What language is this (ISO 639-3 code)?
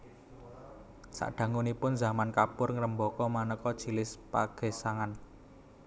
jav